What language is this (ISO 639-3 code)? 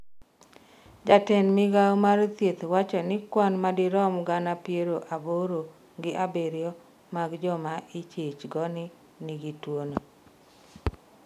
luo